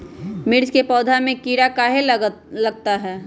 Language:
Magahi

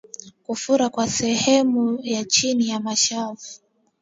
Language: Swahili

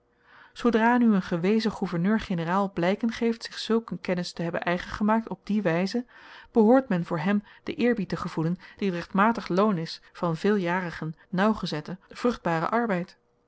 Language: Dutch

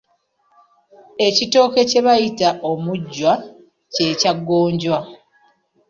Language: Ganda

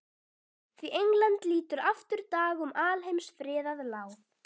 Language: Icelandic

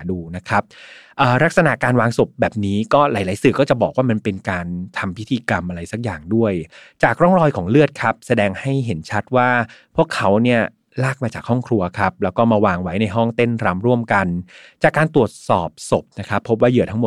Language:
Thai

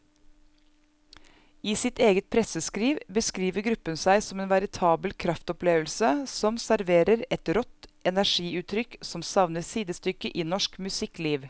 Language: Norwegian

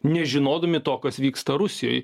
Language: Lithuanian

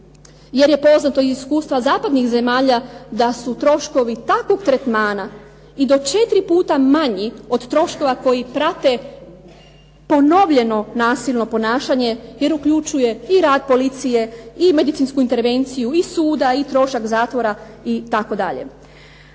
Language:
Croatian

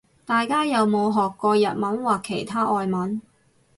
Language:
Cantonese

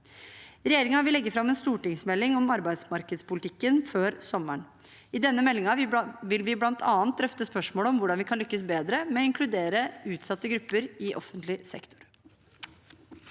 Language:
Norwegian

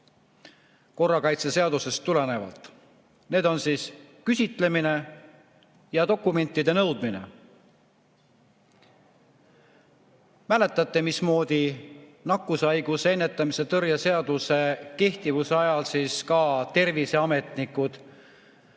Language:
Estonian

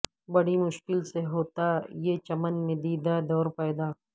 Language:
Urdu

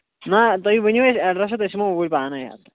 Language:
Kashmiri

